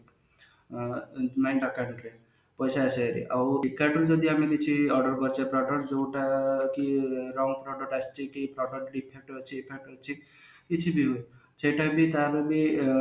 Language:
Odia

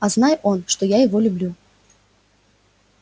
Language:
Russian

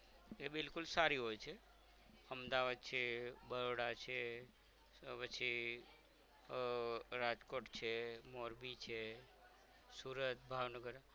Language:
Gujarati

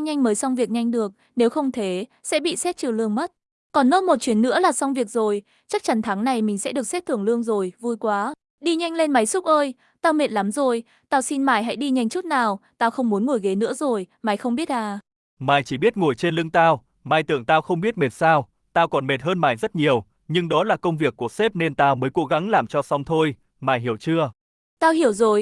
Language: Vietnamese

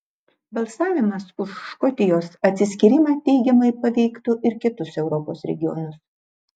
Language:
Lithuanian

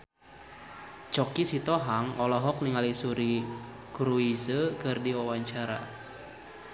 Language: Sundanese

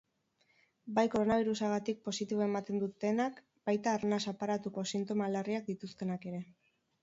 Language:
Basque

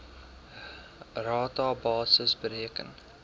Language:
Afrikaans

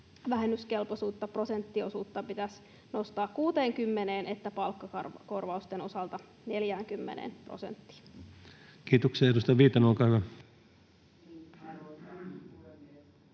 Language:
Finnish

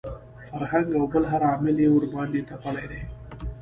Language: Pashto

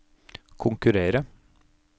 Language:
Norwegian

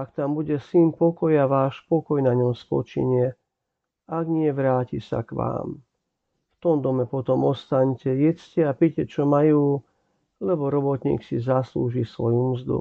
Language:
Slovak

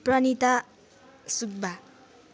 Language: Nepali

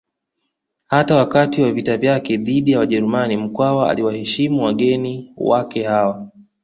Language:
Swahili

